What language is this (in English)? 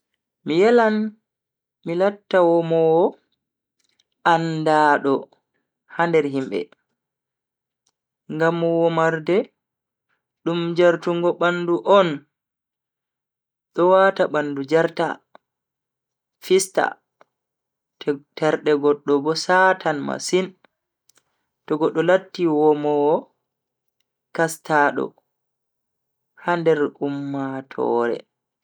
Bagirmi Fulfulde